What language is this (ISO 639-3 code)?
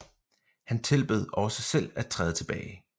dan